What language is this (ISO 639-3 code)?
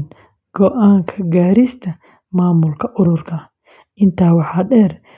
som